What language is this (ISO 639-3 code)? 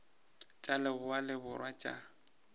nso